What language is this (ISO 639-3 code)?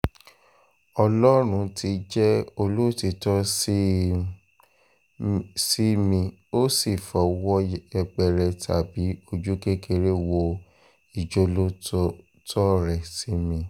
yor